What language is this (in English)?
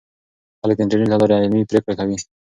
Pashto